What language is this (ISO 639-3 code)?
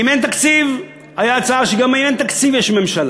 heb